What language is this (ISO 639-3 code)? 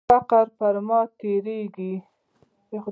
pus